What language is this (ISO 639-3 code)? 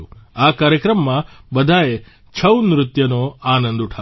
guj